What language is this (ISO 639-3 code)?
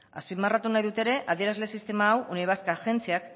eus